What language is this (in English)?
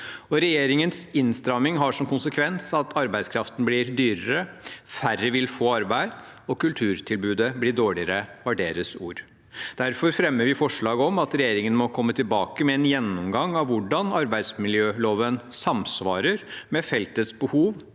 Norwegian